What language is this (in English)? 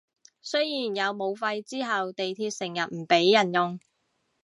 Cantonese